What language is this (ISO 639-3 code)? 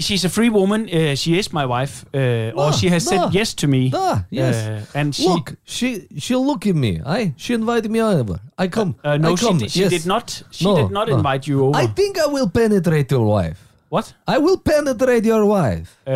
dan